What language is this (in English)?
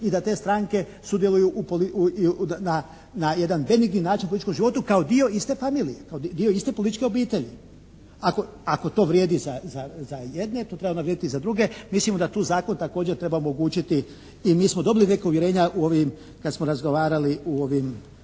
Croatian